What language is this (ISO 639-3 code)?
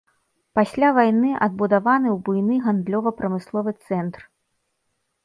bel